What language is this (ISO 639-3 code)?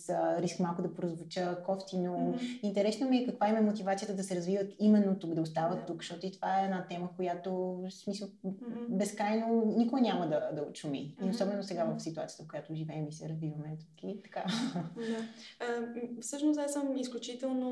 bul